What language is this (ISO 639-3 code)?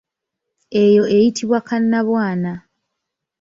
lug